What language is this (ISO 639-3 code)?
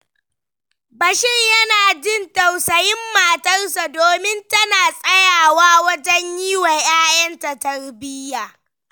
hau